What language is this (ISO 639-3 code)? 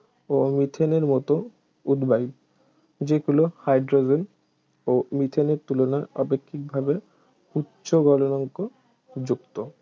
ben